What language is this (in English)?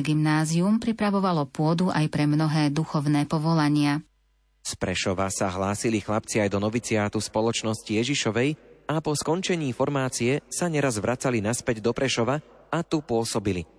Slovak